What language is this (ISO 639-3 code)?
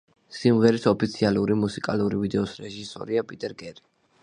kat